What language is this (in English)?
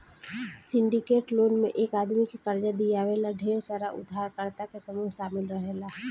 Bhojpuri